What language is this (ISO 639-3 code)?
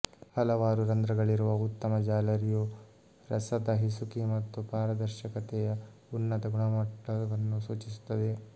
kan